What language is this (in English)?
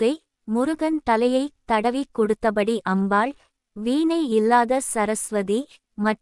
Tamil